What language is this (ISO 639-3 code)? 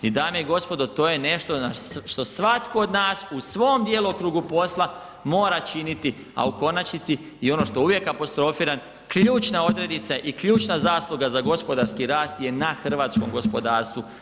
hrv